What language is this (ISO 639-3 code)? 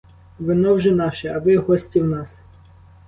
ukr